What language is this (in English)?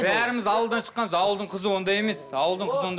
Kazakh